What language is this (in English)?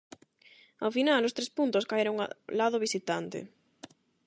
Galician